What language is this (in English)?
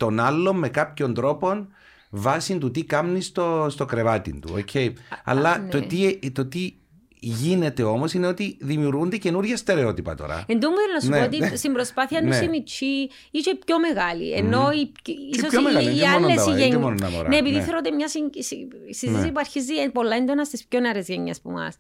Greek